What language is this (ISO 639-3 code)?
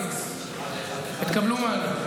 heb